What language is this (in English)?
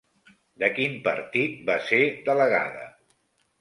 Catalan